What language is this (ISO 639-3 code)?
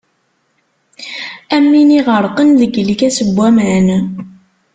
kab